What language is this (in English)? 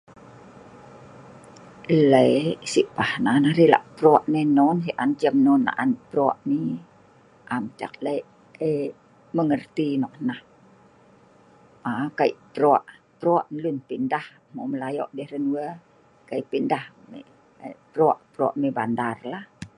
Sa'ban